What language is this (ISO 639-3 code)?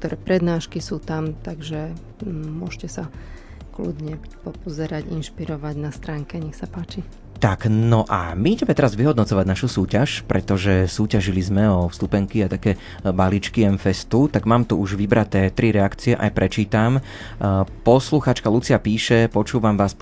slk